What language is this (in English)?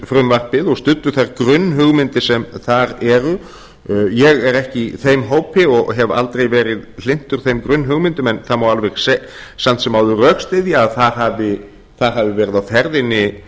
Icelandic